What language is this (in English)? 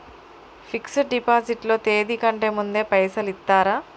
Telugu